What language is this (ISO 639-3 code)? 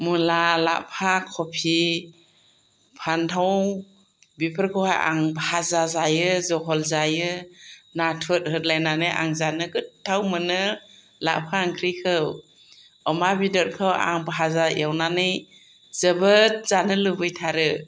brx